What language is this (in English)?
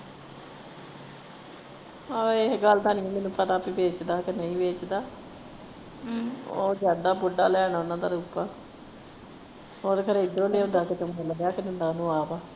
Punjabi